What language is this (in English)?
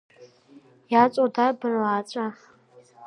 Abkhazian